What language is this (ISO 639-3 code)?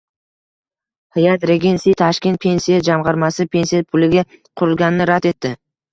uzb